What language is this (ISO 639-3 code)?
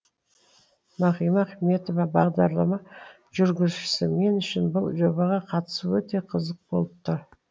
kaz